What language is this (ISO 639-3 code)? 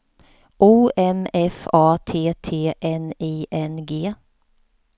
swe